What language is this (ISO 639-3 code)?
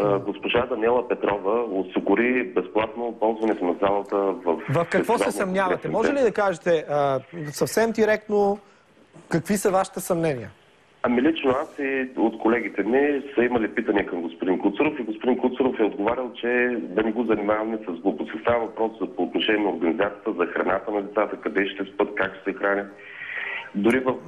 bul